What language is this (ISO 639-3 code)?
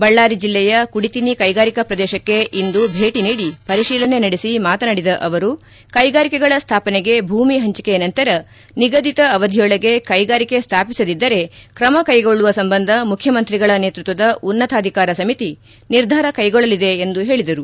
kan